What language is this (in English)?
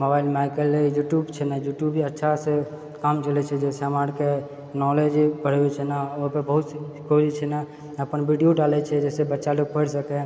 Maithili